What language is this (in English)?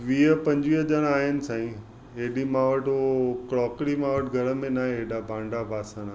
Sindhi